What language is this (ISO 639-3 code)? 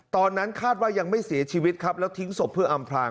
tha